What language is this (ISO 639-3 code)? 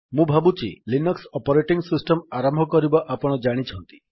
ori